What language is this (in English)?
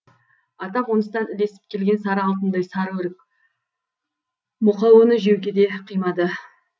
Kazakh